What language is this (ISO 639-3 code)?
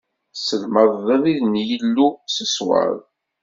kab